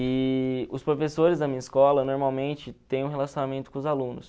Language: Portuguese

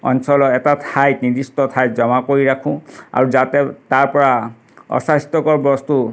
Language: Assamese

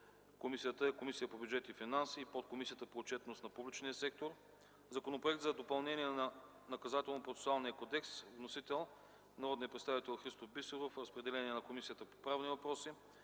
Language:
Bulgarian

